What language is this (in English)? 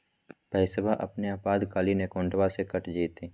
Magahi